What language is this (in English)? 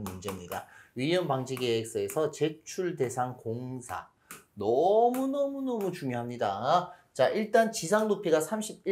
Korean